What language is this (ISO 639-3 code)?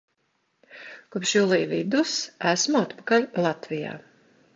lav